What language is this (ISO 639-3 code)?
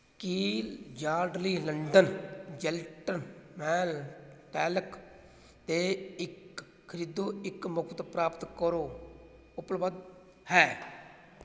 pan